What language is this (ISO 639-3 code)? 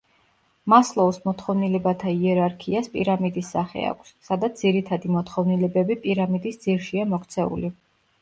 kat